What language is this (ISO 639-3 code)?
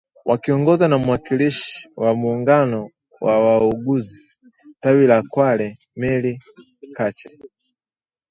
swa